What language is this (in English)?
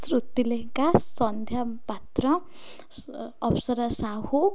Odia